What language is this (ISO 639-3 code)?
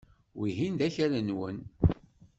kab